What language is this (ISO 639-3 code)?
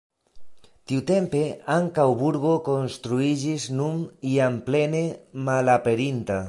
epo